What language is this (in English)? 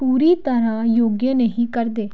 Punjabi